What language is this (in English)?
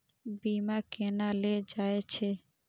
Maithili